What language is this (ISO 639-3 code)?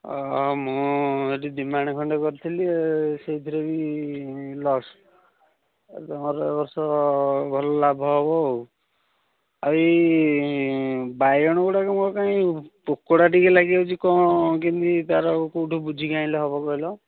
ori